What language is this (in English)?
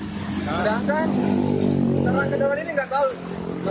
Indonesian